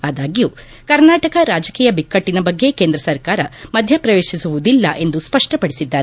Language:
Kannada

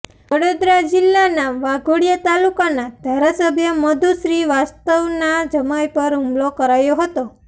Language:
Gujarati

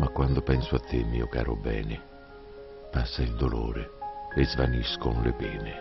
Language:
Italian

